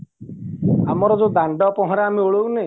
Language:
Odia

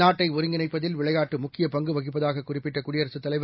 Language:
Tamil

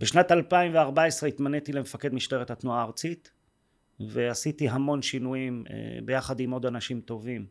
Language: Hebrew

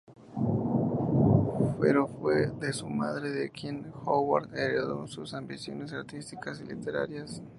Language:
Spanish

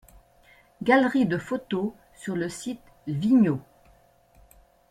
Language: French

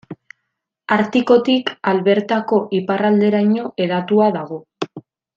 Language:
Basque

